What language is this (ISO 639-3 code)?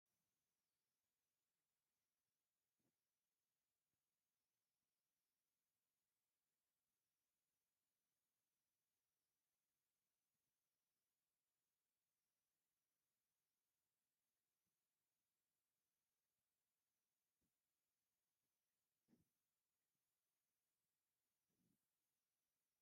tir